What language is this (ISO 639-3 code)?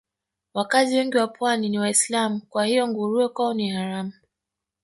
swa